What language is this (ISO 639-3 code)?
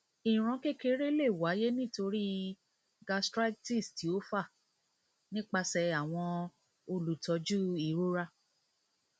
yor